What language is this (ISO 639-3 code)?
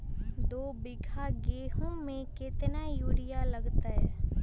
mag